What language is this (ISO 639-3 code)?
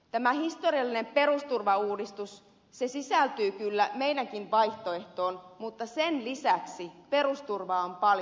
fin